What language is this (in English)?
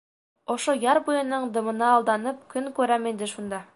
Bashkir